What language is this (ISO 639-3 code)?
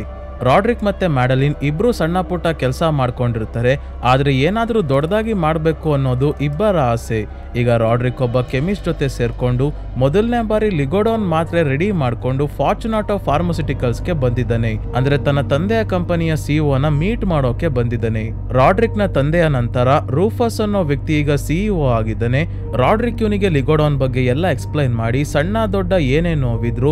kan